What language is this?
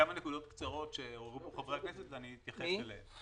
Hebrew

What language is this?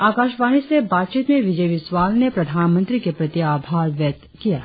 Hindi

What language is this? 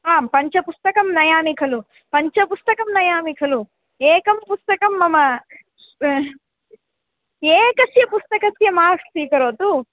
Sanskrit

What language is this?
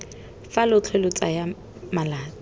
Tswana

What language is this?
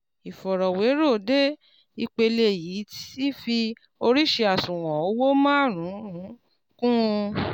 Yoruba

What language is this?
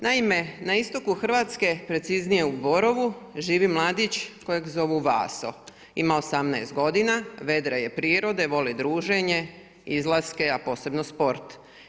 Croatian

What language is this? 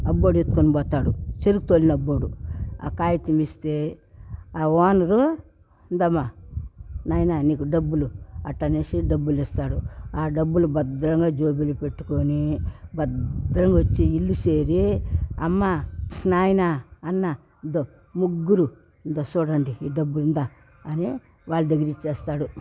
Telugu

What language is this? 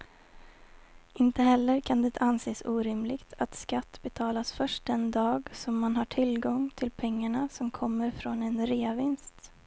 Swedish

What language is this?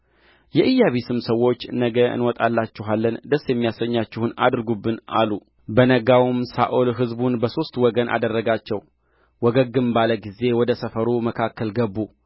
Amharic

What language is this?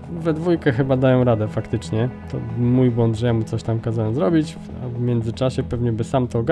Polish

